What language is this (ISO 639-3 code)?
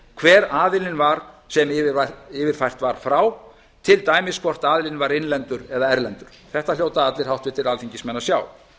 isl